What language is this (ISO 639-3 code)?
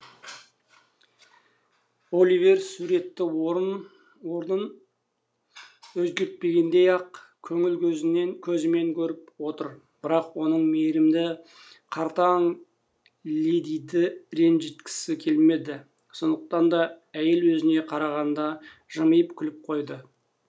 kaz